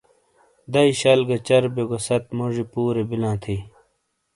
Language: Shina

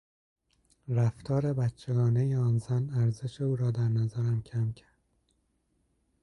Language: Persian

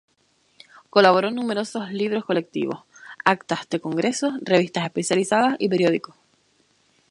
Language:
Spanish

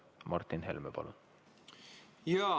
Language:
Estonian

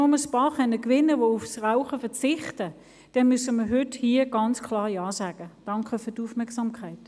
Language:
Swiss German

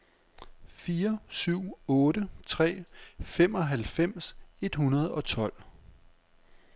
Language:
Danish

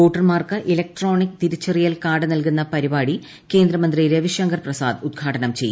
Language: Malayalam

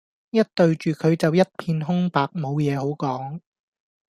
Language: Cantonese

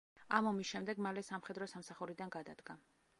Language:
Georgian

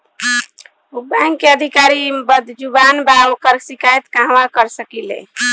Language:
Bhojpuri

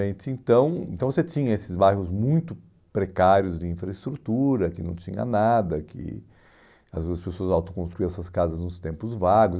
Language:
Portuguese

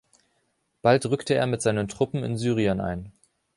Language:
German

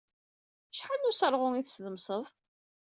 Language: Kabyle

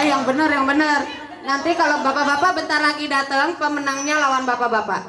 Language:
Indonesian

